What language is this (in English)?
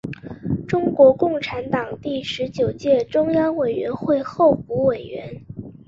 Chinese